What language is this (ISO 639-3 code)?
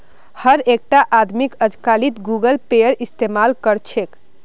mag